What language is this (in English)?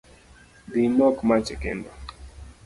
Luo (Kenya and Tanzania)